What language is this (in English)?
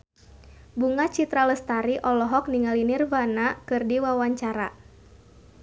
Sundanese